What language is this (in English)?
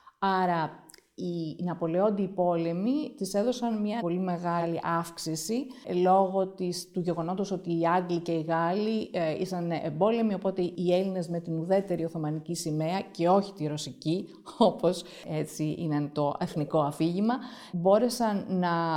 Greek